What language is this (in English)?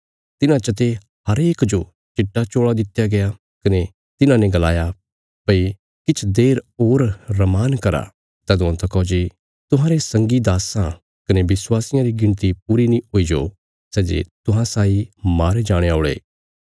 Bilaspuri